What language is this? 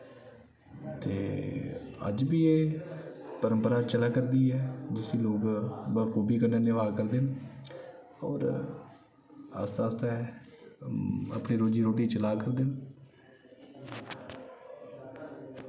Dogri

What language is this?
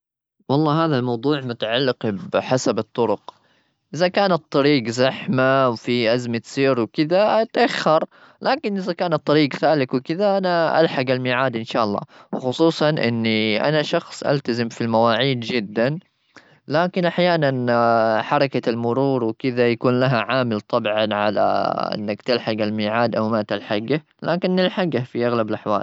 Gulf Arabic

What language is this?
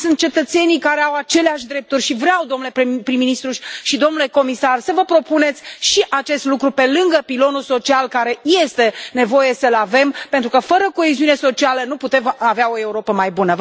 Romanian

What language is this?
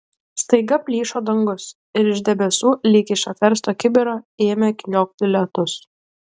Lithuanian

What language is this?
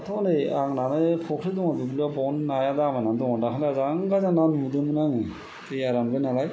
Bodo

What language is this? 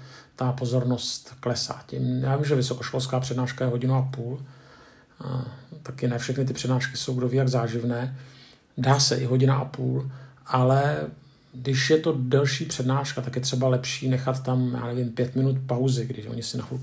Czech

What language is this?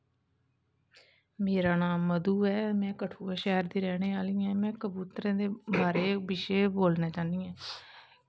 Dogri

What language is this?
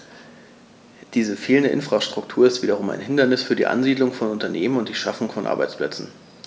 German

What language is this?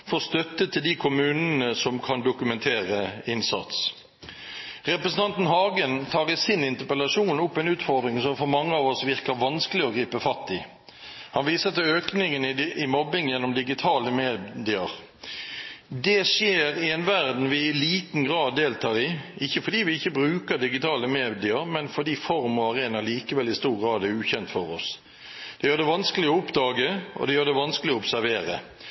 Norwegian Bokmål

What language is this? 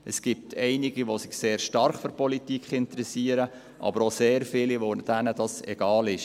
Swiss German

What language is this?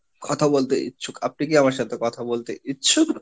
Bangla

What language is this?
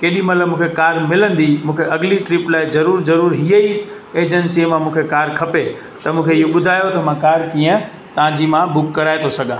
Sindhi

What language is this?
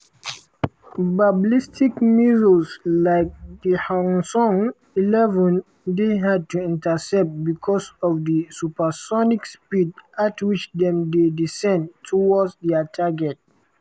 Nigerian Pidgin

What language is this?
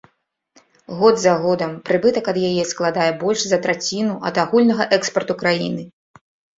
Belarusian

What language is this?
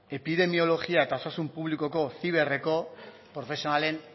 Basque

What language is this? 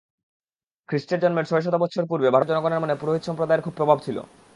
Bangla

